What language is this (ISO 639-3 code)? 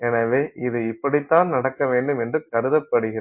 tam